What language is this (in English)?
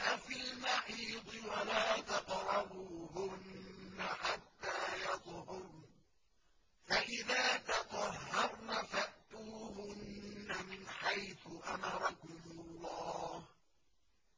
Arabic